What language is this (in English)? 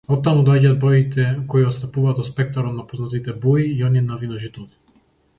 Macedonian